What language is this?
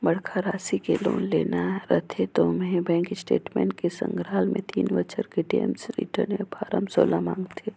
Chhattisgarhi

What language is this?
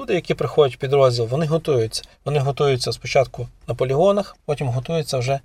Ukrainian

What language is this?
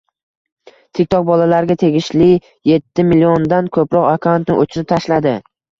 Uzbek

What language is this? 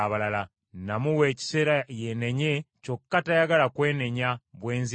Ganda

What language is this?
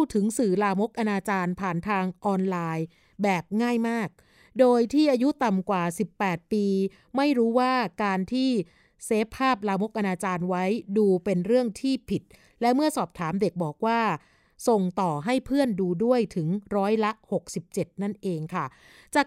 Thai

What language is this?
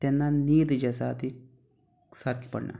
Konkani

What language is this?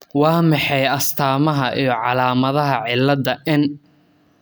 Somali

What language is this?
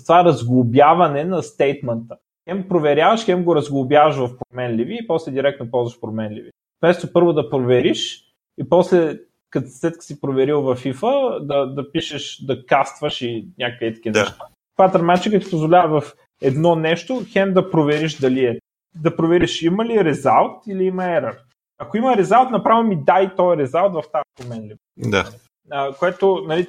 Bulgarian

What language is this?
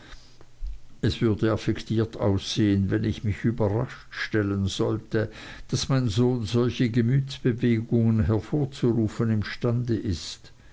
German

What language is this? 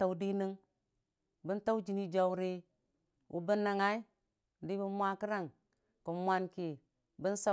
Dijim-Bwilim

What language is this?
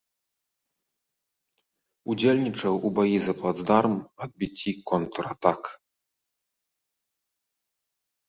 Belarusian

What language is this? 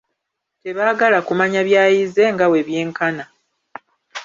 Ganda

